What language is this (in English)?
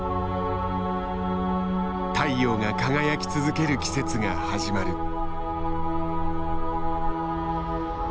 Japanese